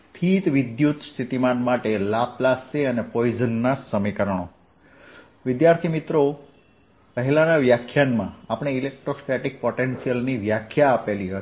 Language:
Gujarati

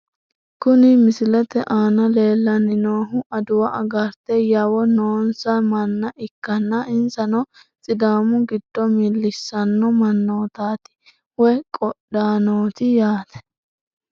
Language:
Sidamo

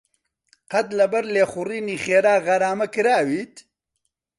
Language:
Central Kurdish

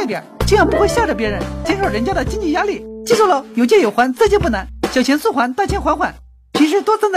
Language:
Chinese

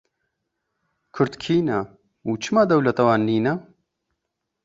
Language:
Kurdish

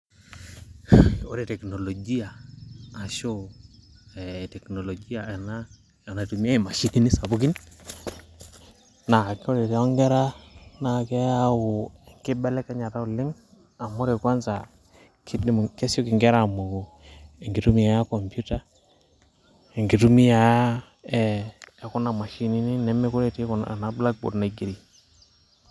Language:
Masai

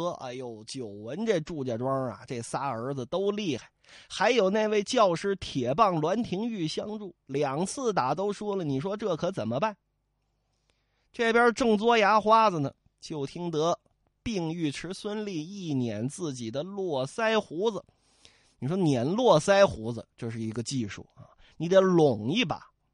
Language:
Chinese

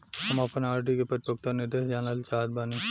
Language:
Bhojpuri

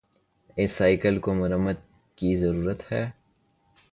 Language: Urdu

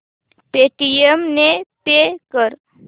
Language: Marathi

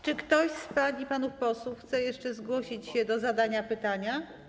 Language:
Polish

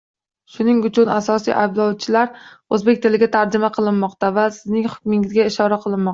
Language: Uzbek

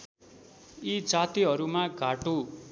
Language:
Nepali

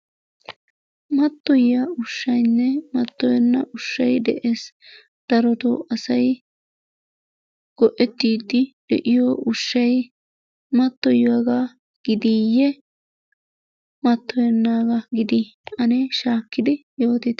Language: Wolaytta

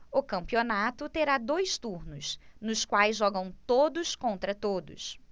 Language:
Portuguese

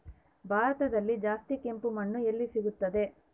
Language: Kannada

